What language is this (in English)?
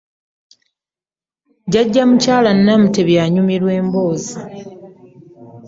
Ganda